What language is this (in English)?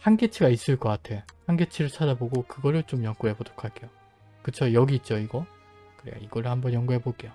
Korean